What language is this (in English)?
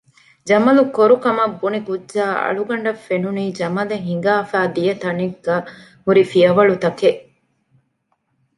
Divehi